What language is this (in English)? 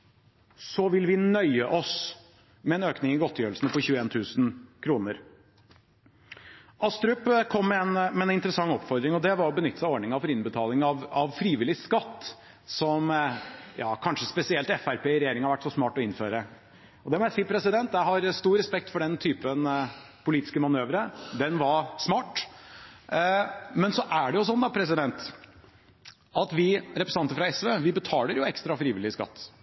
Norwegian Bokmål